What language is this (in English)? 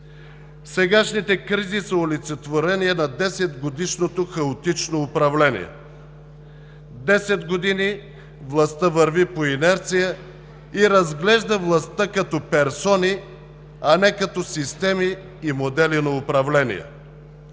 Bulgarian